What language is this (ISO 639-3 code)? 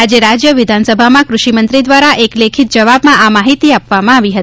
guj